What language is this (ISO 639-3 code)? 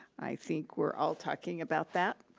eng